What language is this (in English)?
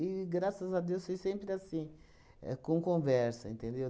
Portuguese